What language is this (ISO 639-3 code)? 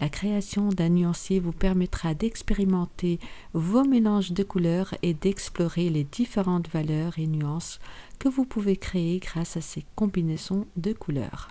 fra